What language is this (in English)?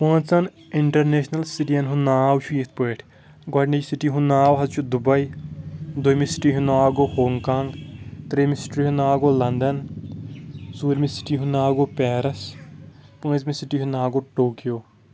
Kashmiri